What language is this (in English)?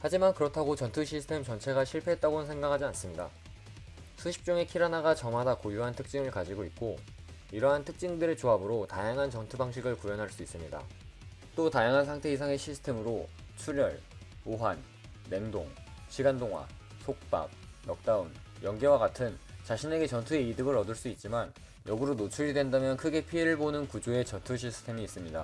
Korean